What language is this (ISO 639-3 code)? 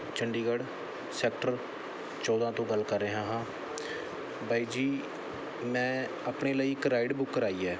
pan